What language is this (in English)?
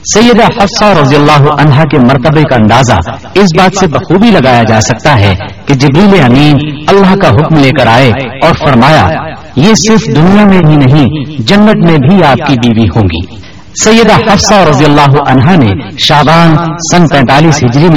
Urdu